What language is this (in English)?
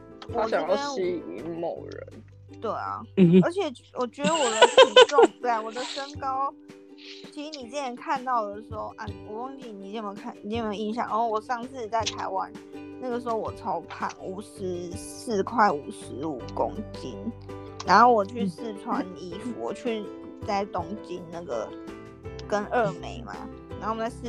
Chinese